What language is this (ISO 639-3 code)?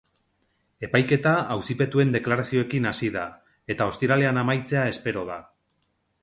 eus